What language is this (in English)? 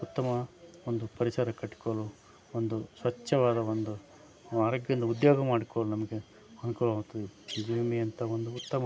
Kannada